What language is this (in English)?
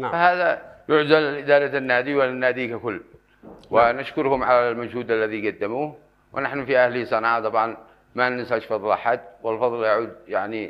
Arabic